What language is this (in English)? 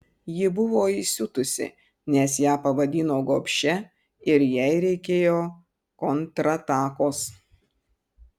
Lithuanian